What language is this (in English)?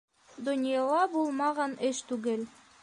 Bashkir